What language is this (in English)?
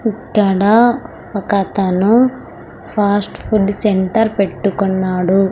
Telugu